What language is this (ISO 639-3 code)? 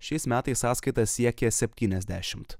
lit